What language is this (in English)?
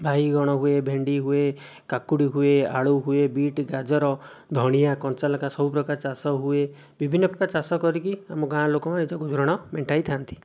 Odia